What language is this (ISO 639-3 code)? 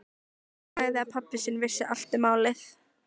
isl